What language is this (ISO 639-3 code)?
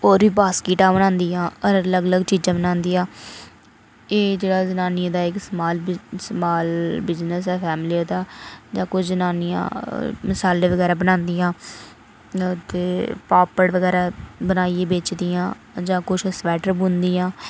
doi